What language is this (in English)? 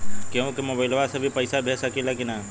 Bhojpuri